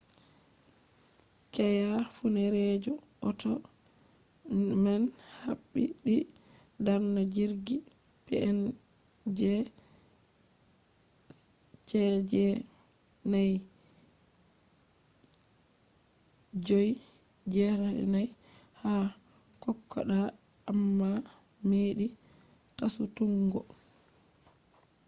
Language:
Fula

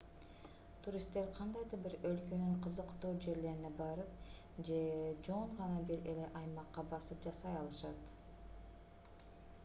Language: Kyrgyz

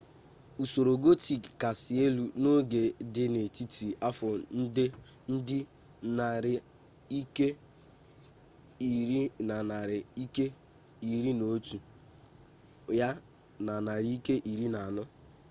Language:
Igbo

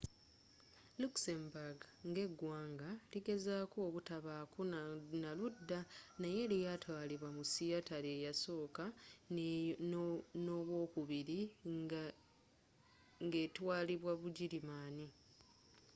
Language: Ganda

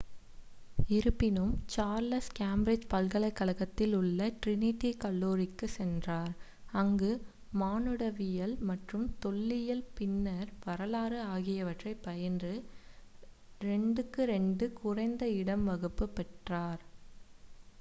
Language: Tamil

